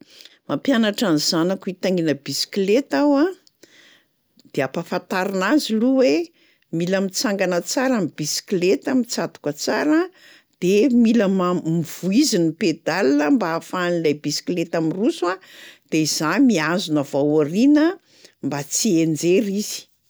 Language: Malagasy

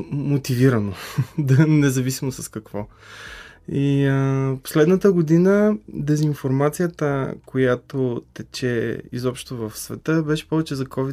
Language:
Bulgarian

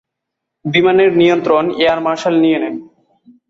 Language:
Bangla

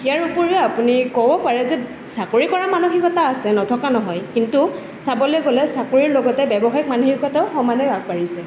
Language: Assamese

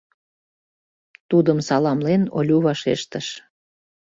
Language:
Mari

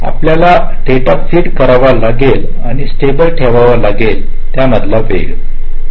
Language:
Marathi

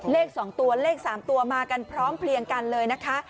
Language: Thai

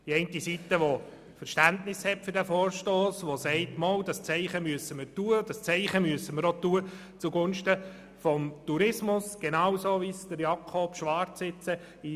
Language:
Swiss German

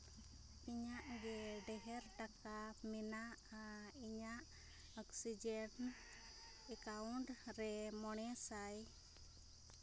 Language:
Santali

